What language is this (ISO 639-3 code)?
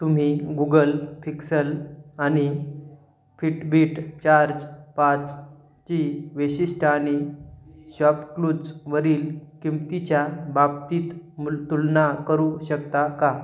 mar